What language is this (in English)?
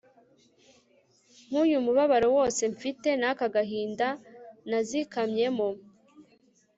Kinyarwanda